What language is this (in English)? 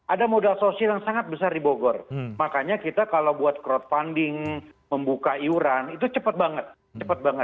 Indonesian